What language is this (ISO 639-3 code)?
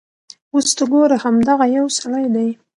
pus